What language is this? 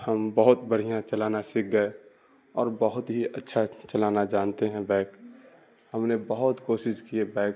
Urdu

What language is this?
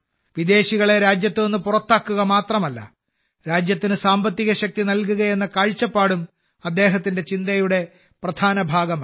Malayalam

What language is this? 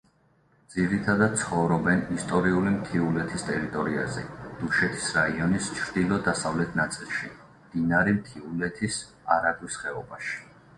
Georgian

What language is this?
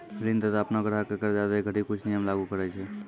Maithili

